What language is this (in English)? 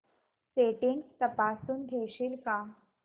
Marathi